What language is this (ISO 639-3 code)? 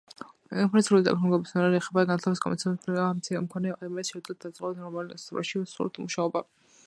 kat